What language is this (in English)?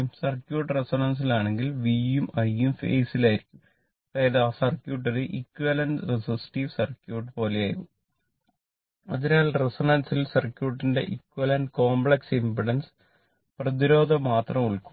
Malayalam